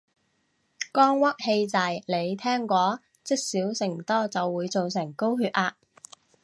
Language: Cantonese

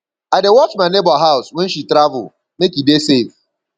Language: Nigerian Pidgin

